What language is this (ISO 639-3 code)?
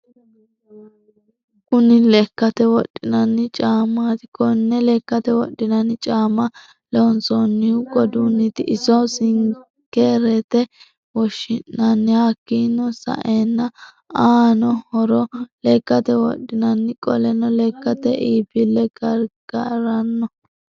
sid